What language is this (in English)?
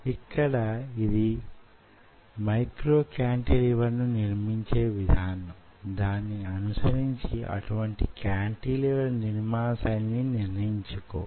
Telugu